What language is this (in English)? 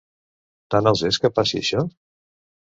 Catalan